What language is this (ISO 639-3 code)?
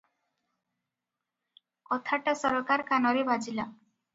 ori